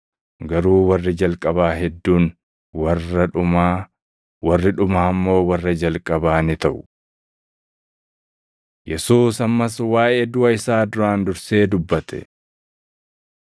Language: Oromo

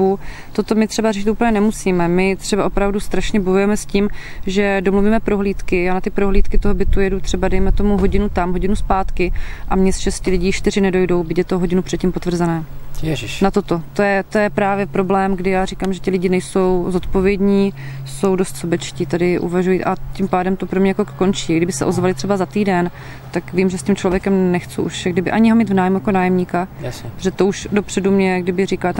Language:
Czech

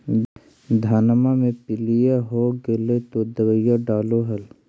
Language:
Magahi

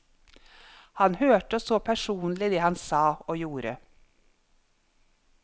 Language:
Norwegian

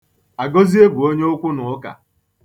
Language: Igbo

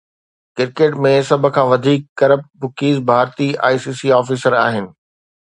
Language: Sindhi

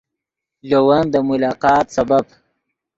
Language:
Yidgha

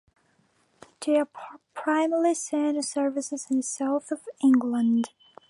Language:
English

